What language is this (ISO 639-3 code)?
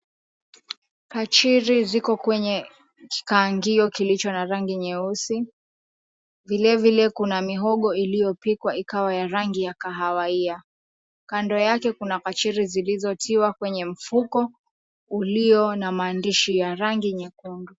swa